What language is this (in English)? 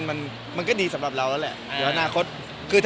Thai